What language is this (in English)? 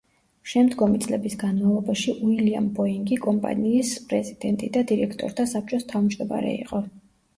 Georgian